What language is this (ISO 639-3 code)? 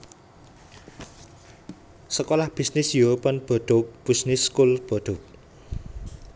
jav